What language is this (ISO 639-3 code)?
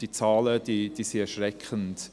gsw